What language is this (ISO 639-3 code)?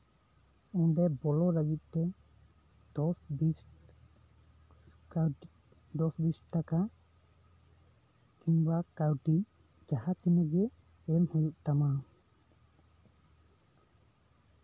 sat